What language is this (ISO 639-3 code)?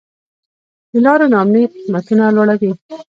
pus